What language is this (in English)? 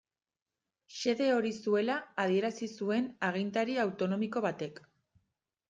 Basque